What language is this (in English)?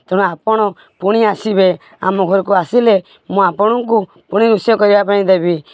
Odia